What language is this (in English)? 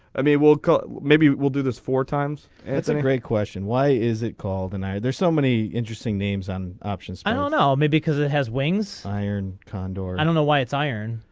English